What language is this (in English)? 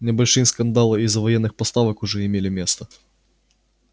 Russian